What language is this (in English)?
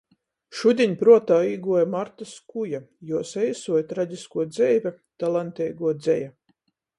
Latgalian